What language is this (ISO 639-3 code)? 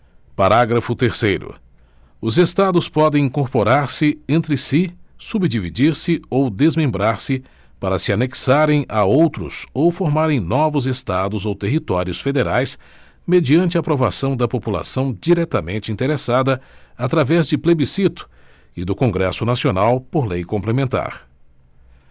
por